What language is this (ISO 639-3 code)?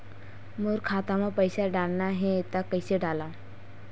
hne